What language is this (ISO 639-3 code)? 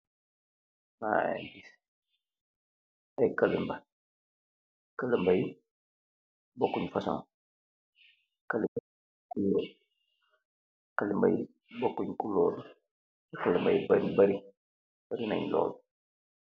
wol